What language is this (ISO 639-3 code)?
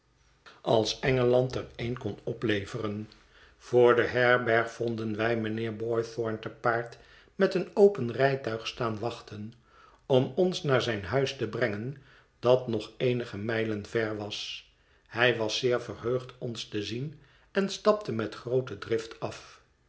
nld